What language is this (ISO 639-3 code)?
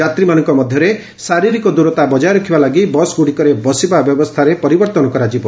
ori